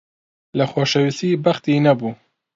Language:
Central Kurdish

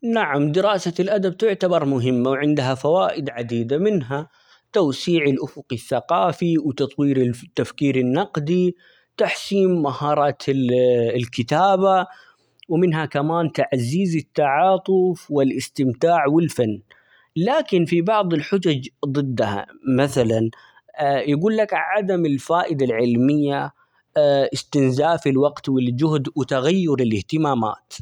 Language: Omani Arabic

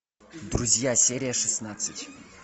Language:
Russian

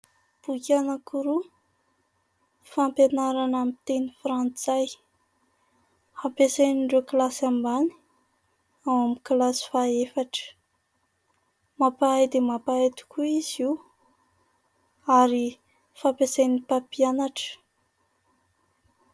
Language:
Malagasy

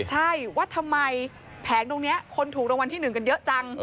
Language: Thai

